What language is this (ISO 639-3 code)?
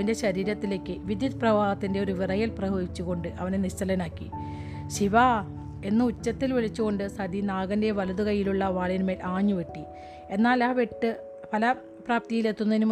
mal